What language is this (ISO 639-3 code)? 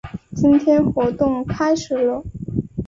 zho